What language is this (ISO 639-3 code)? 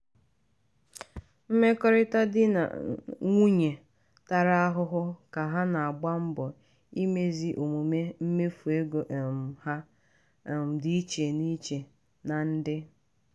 ibo